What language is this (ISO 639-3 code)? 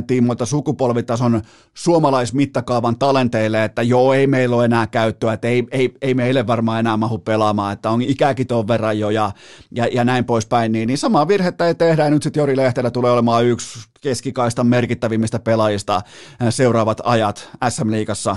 fin